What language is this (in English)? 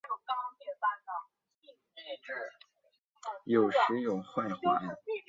Chinese